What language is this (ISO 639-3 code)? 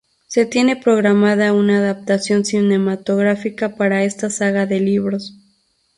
spa